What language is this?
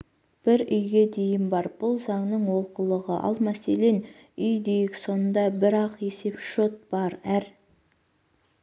Kazakh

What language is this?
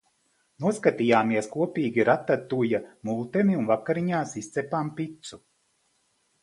Latvian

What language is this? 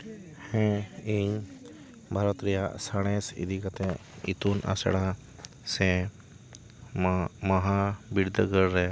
Santali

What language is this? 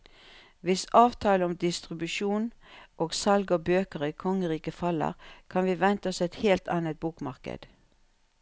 Norwegian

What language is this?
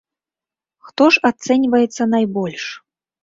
Belarusian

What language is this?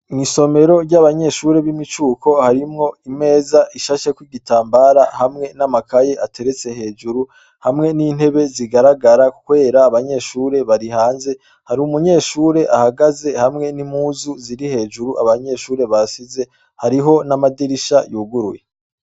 Rundi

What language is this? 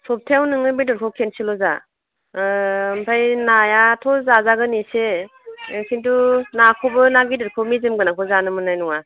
Bodo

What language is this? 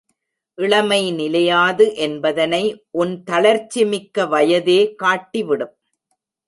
Tamil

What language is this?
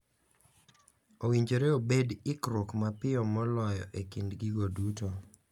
Luo (Kenya and Tanzania)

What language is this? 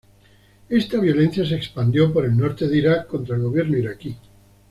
Spanish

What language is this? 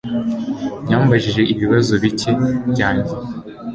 Kinyarwanda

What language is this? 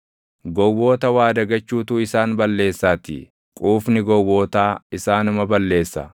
Oromo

